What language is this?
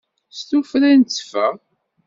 Kabyle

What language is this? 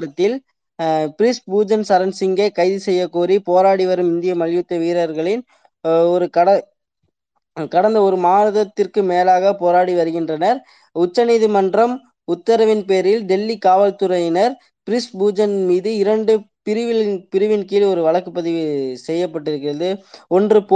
Tamil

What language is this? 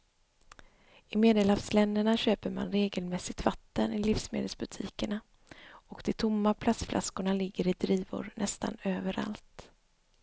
Swedish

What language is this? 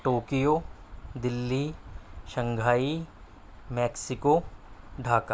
Urdu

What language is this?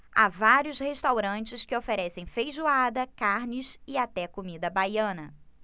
Portuguese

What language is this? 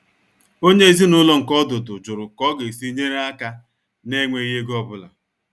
Igbo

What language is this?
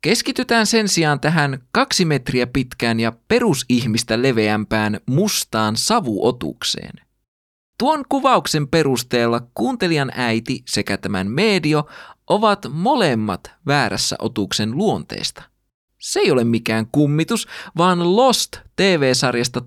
Finnish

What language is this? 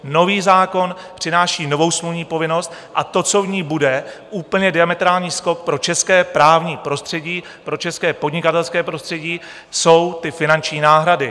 Czech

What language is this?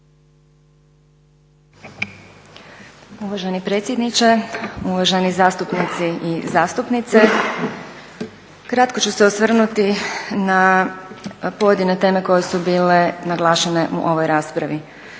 Croatian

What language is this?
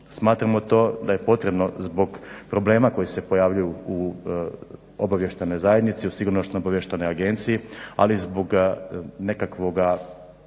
Croatian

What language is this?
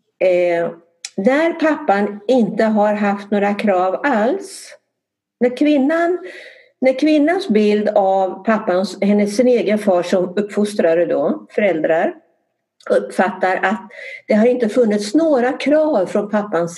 Swedish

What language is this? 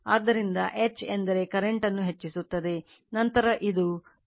Kannada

